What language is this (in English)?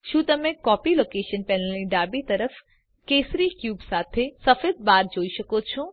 Gujarati